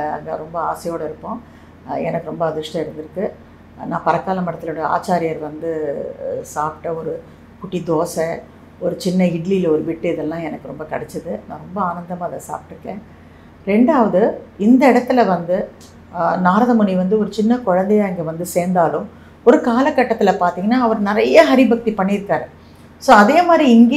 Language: Tamil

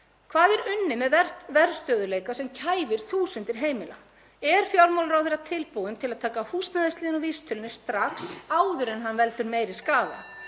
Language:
Icelandic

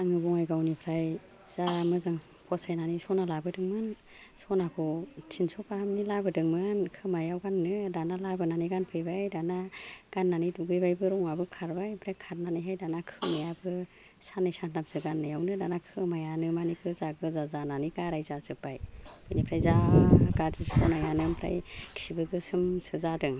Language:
Bodo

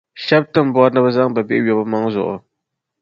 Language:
Dagbani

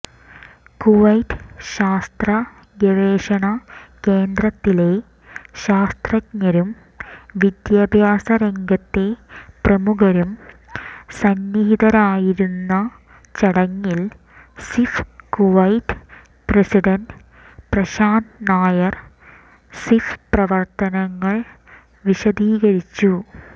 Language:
Malayalam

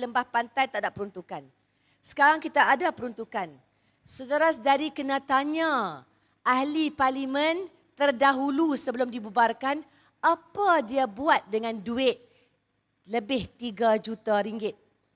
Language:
Malay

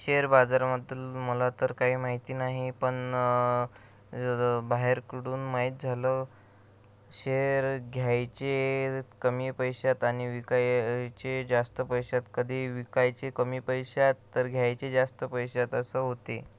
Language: Marathi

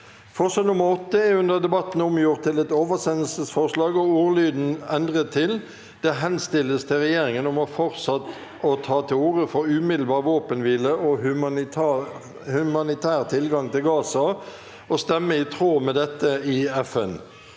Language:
Norwegian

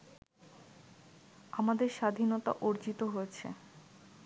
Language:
Bangla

